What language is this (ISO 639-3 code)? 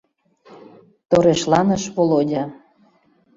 chm